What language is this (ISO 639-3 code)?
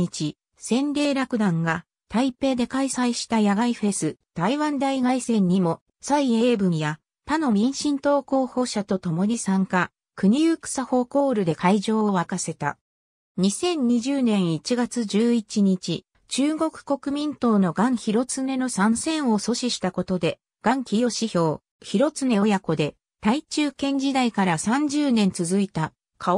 jpn